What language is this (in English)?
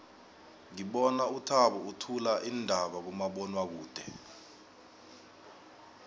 South Ndebele